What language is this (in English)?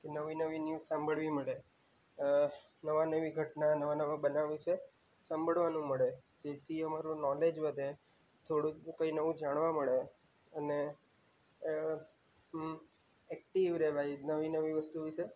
Gujarati